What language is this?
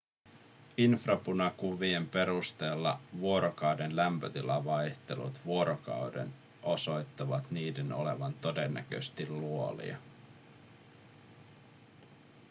Finnish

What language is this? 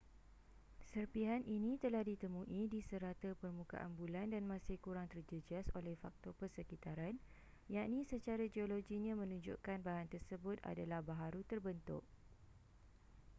Malay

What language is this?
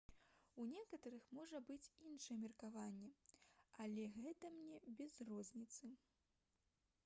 Belarusian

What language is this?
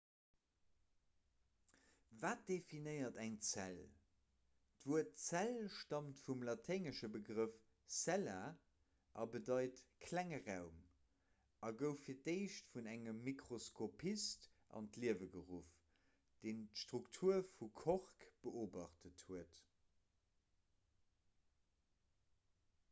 Luxembourgish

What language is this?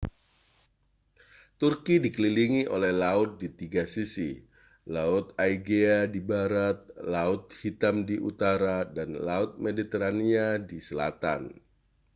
Indonesian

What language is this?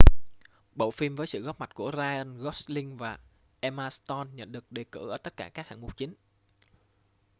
Vietnamese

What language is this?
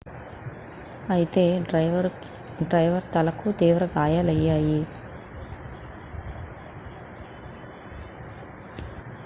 Telugu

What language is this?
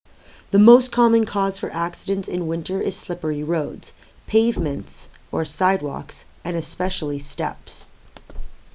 English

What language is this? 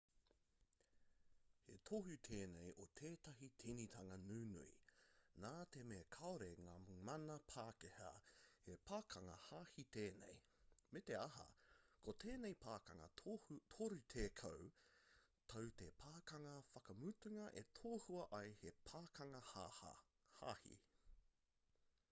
Māori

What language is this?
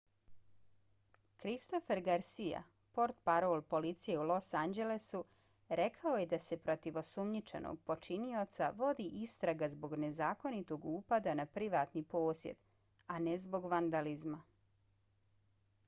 Bosnian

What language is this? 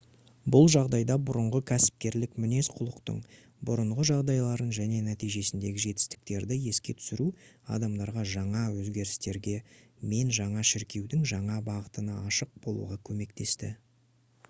Kazakh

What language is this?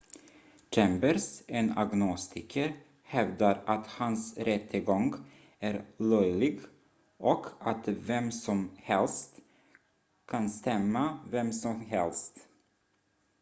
Swedish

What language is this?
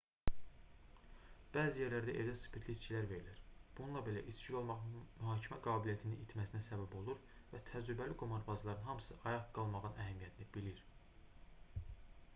Azerbaijani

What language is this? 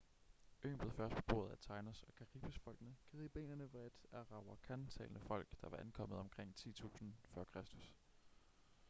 Danish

